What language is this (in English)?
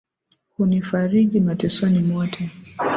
Swahili